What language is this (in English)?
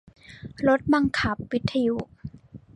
Thai